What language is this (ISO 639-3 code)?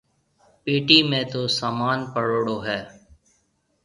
mve